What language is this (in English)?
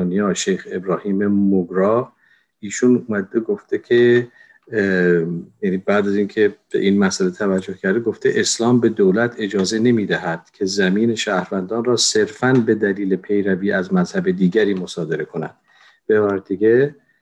Persian